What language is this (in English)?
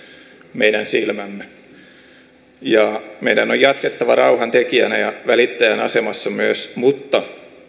Finnish